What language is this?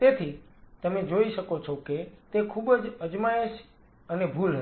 Gujarati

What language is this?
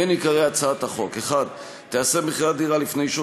Hebrew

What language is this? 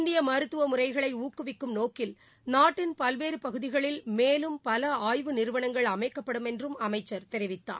Tamil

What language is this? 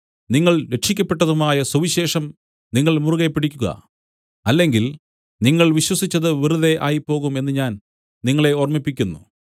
Malayalam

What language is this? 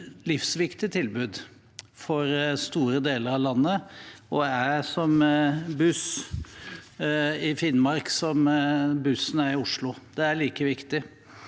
Norwegian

